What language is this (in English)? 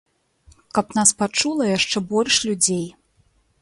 Belarusian